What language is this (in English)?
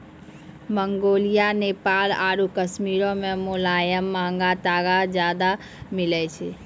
Maithili